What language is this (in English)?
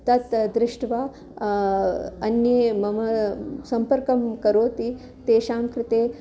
Sanskrit